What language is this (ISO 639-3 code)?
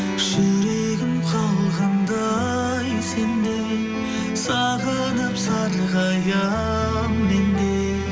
kaz